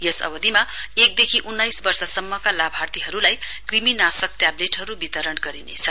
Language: Nepali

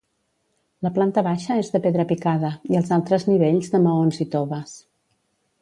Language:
Catalan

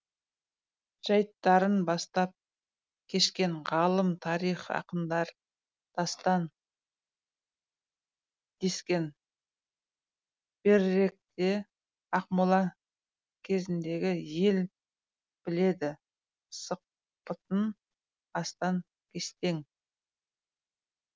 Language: Kazakh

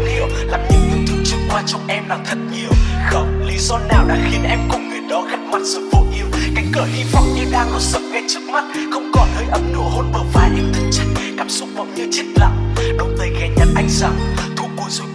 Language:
Vietnamese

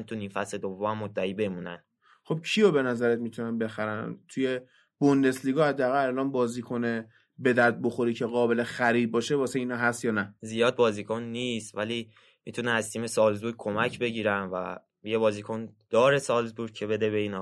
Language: Persian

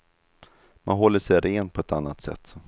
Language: Swedish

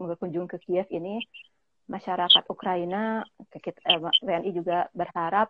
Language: Indonesian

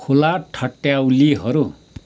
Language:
Nepali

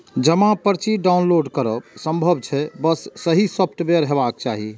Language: Maithili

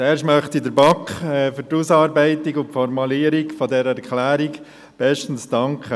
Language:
Swiss German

